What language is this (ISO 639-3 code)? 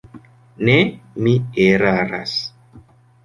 epo